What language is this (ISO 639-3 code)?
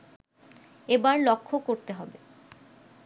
ben